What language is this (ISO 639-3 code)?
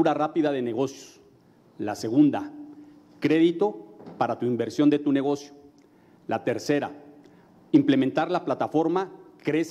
spa